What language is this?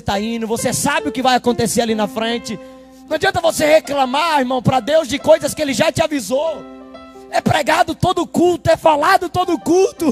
Portuguese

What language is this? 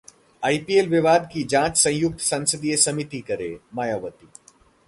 Hindi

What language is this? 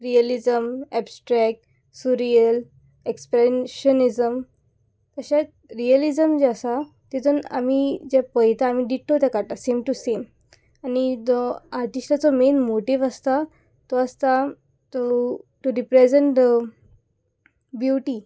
Konkani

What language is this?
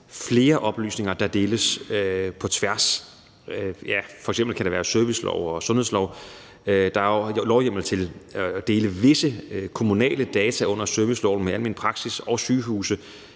Danish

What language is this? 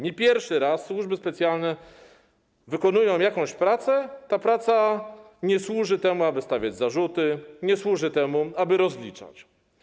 Polish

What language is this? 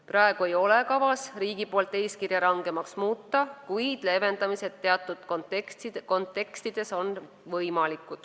Estonian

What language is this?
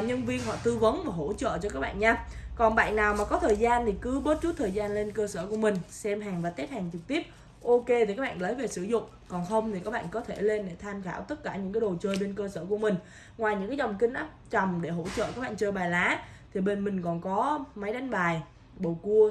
Vietnamese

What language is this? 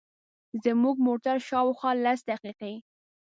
Pashto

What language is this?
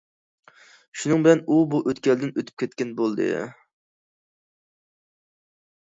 Uyghur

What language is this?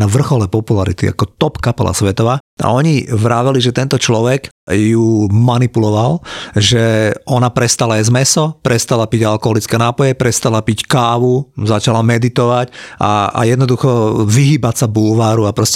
Slovak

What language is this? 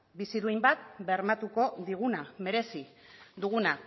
Basque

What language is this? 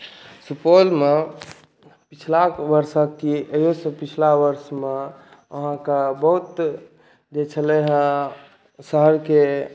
Maithili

